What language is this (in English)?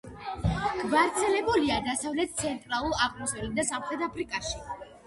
Georgian